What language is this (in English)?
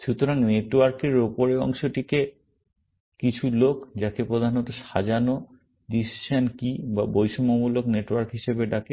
Bangla